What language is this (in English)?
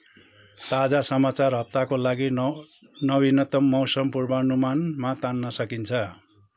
Nepali